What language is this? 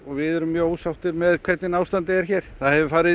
Icelandic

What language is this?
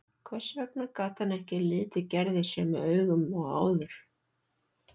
Icelandic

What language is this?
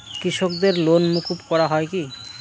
Bangla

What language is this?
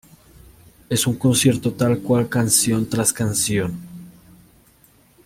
Spanish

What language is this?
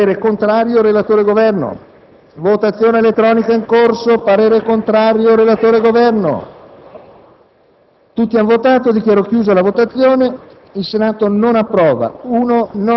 Italian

